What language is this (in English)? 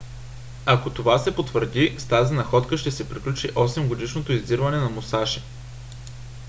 Bulgarian